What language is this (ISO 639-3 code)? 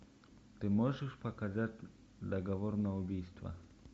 rus